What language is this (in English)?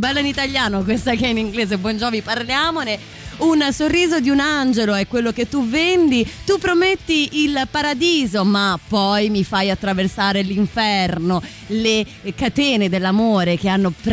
Italian